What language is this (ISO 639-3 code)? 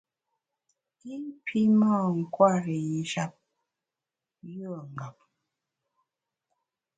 bax